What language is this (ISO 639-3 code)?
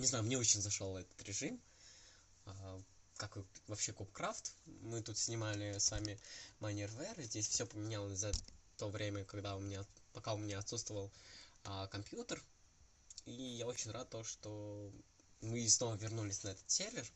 rus